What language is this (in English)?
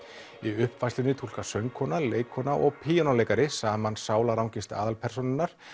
Icelandic